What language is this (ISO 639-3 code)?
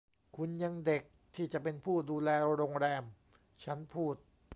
tha